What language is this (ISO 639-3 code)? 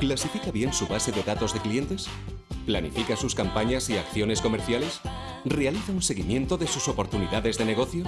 spa